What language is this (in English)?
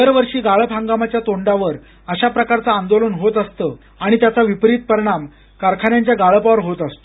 Marathi